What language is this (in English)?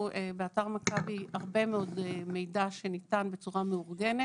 Hebrew